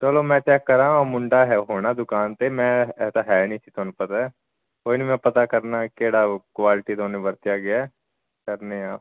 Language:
Punjabi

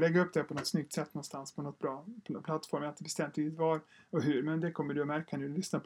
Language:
Swedish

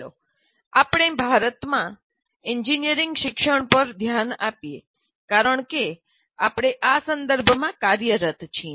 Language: Gujarati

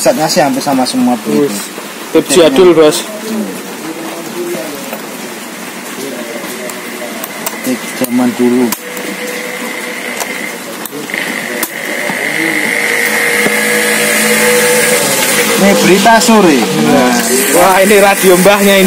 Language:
Indonesian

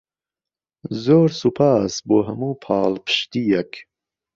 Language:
Central Kurdish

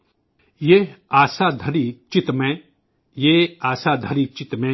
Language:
Urdu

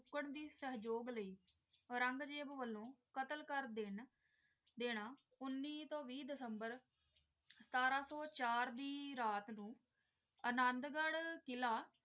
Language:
Punjabi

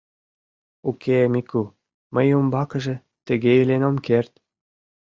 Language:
Mari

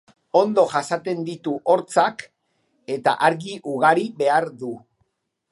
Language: Basque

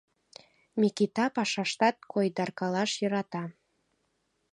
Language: Mari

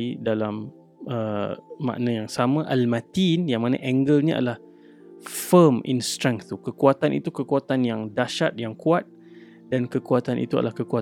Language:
Malay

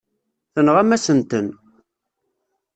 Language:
Kabyle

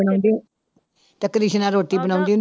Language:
Punjabi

